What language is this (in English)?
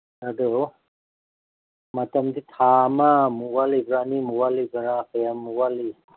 Manipuri